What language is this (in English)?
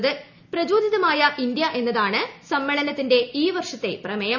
Malayalam